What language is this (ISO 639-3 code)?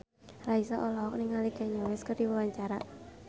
sun